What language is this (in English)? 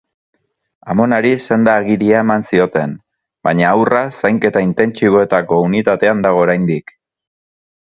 Basque